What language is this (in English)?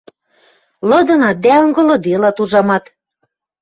Western Mari